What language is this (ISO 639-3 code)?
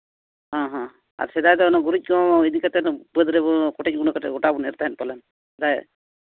sat